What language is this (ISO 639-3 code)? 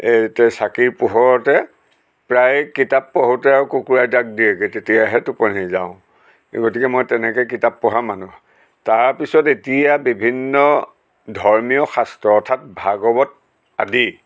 asm